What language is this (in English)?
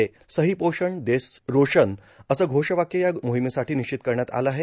Marathi